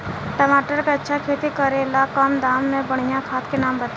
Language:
Bhojpuri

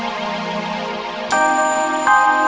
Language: Indonesian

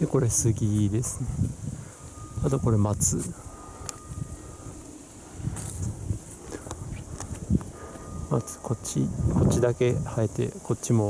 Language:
Japanese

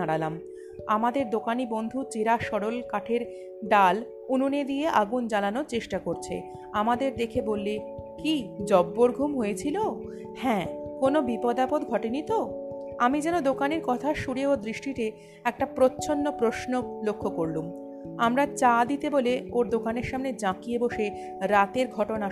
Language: Bangla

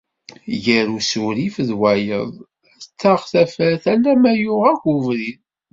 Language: Kabyle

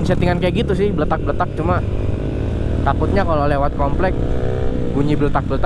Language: Indonesian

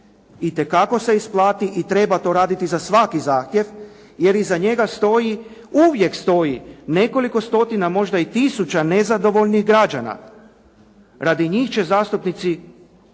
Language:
Croatian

